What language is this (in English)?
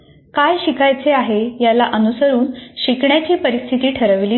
Marathi